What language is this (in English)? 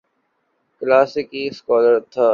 Urdu